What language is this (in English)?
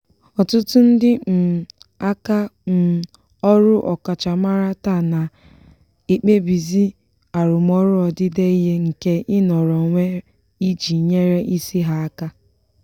Igbo